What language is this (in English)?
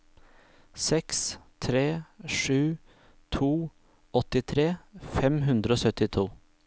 Norwegian